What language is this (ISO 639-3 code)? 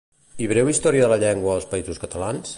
cat